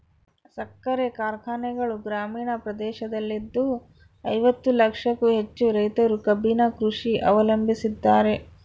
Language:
Kannada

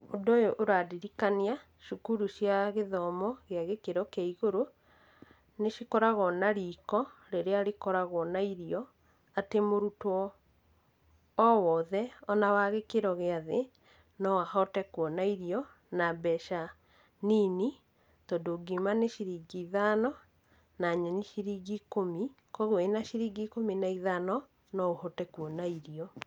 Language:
Kikuyu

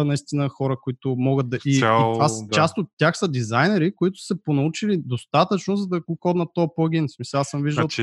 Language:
Bulgarian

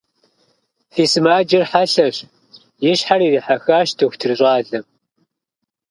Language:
Kabardian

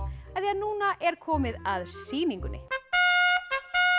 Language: Icelandic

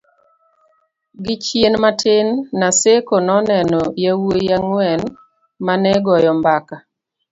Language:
Luo (Kenya and Tanzania)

